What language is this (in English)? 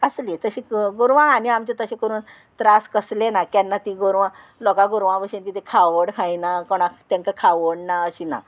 Konkani